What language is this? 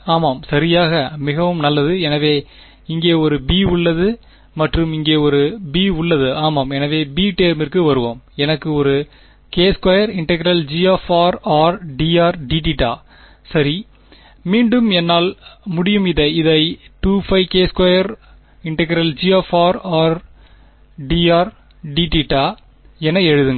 Tamil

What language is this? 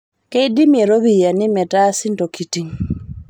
Masai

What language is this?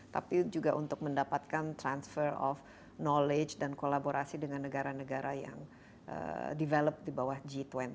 Indonesian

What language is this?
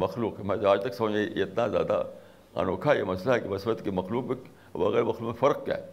Urdu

